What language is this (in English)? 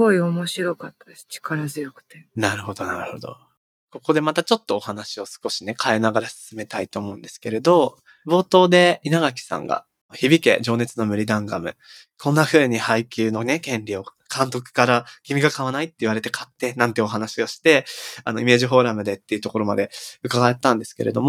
Japanese